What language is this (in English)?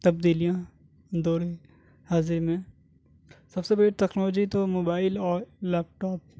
Urdu